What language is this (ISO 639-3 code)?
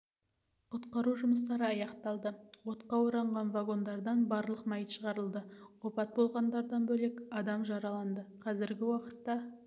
kaz